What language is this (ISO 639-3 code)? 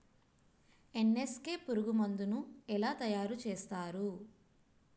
tel